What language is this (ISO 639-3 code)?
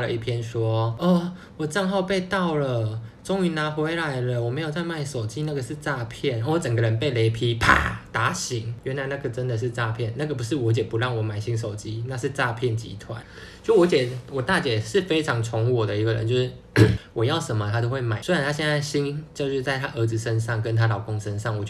zho